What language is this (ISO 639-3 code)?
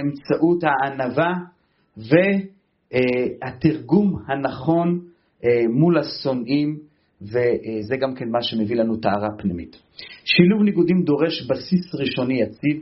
heb